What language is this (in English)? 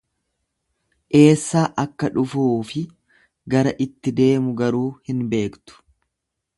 Oromo